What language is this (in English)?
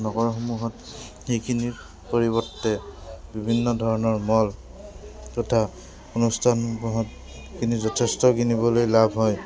Assamese